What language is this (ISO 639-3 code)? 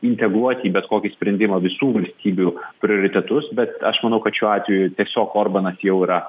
lit